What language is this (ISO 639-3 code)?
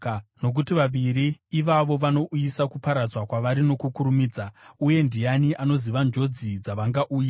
sna